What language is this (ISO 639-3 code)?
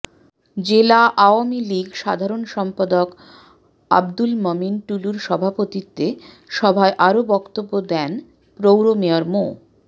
ben